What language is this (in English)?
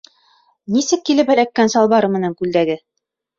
Bashkir